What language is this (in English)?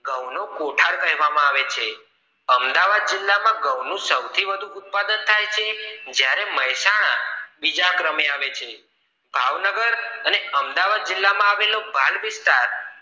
Gujarati